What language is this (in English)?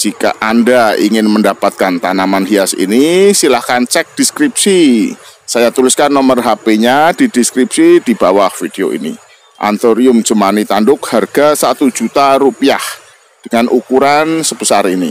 Indonesian